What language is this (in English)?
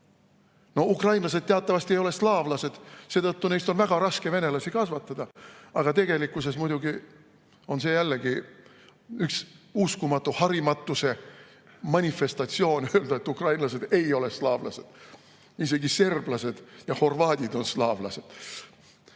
Estonian